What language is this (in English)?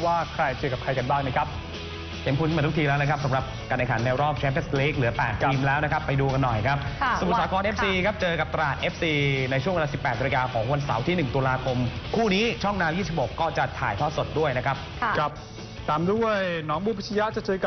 Thai